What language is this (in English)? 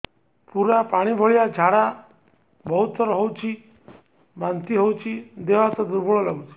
Odia